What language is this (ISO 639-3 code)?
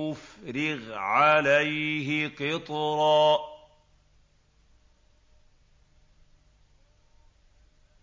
ara